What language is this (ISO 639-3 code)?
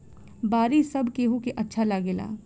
bho